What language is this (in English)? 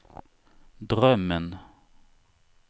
Swedish